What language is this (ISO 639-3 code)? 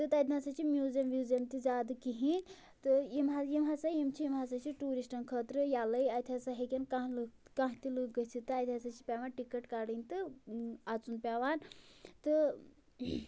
kas